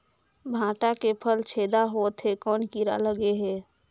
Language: Chhattisgarhi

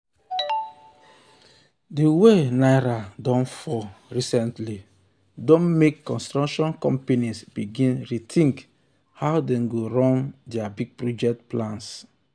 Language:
Nigerian Pidgin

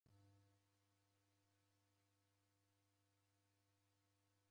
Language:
Taita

